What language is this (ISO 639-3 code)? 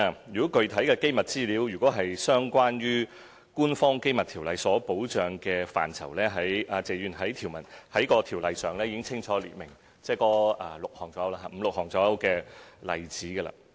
yue